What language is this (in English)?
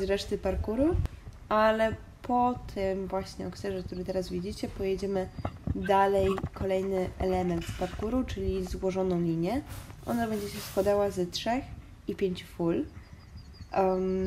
Polish